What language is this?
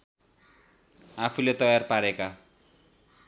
Nepali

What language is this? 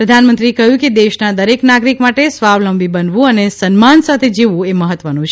Gujarati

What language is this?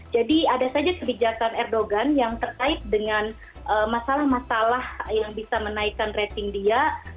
Indonesian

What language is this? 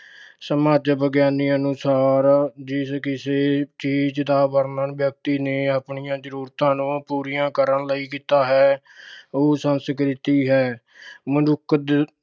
Punjabi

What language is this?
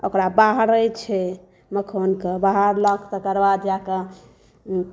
Maithili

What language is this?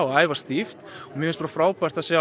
Icelandic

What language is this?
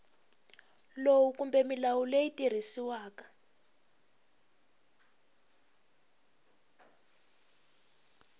Tsonga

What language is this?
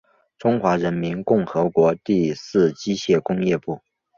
Chinese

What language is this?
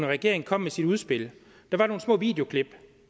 Danish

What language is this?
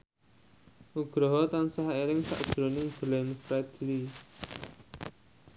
Javanese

